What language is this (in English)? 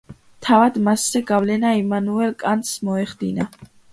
Georgian